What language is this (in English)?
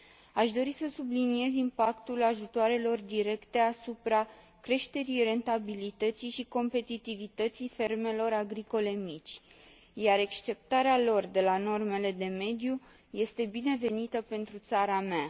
Romanian